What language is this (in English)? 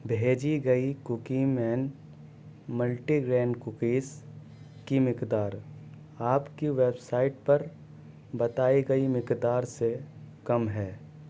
Urdu